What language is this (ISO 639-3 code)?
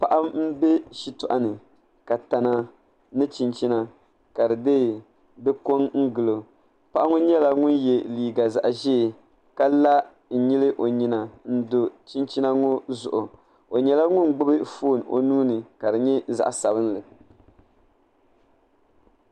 dag